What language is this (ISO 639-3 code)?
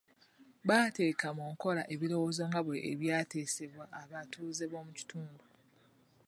lug